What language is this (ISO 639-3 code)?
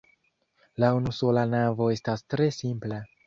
epo